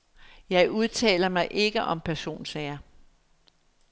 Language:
Danish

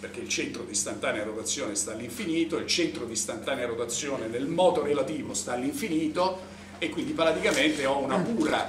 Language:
Italian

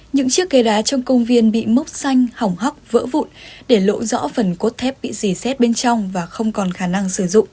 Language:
Vietnamese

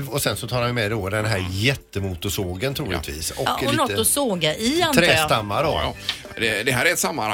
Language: Swedish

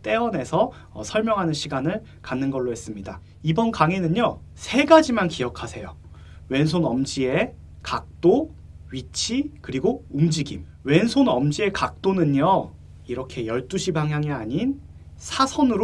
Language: Korean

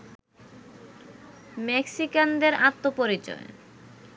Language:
Bangla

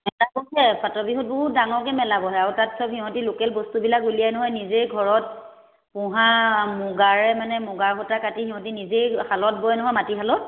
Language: Assamese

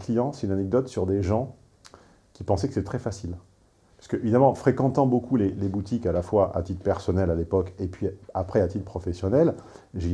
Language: French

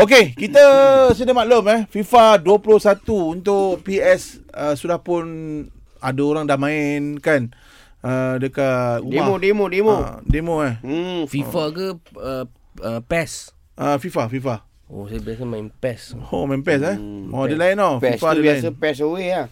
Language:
Malay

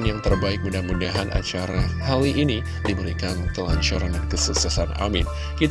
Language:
Indonesian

